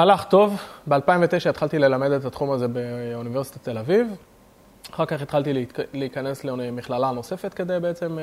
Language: Hebrew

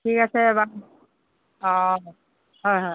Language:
Assamese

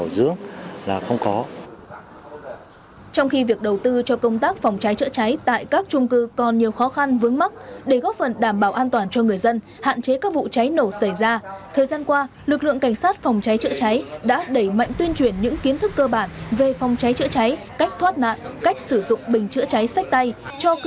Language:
Vietnamese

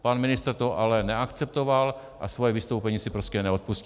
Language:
Czech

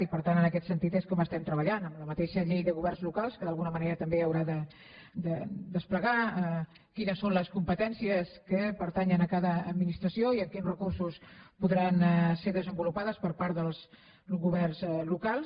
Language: Catalan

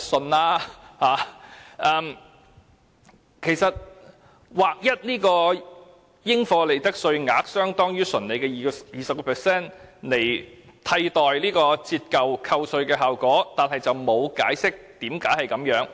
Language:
Cantonese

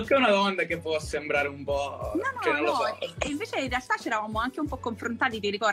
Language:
Italian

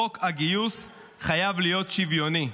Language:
Hebrew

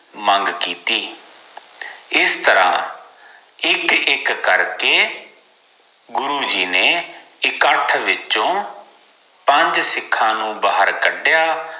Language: Punjabi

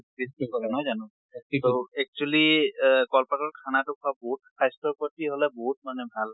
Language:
Assamese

